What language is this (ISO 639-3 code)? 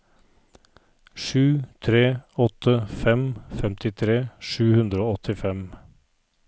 nor